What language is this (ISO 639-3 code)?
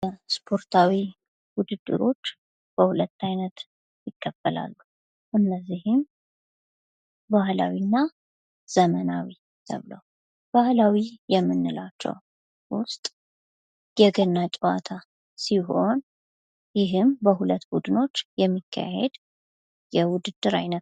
amh